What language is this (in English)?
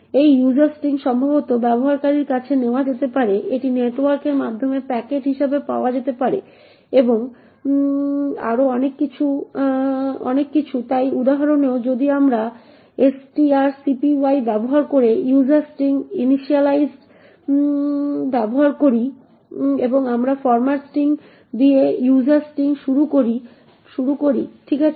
Bangla